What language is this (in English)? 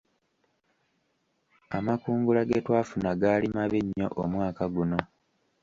Ganda